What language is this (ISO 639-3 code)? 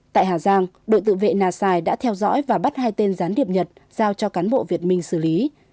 vie